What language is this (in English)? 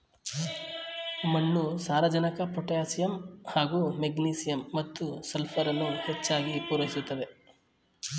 Kannada